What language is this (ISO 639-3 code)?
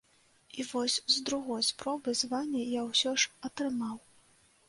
bel